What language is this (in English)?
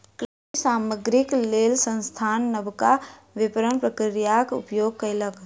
Maithili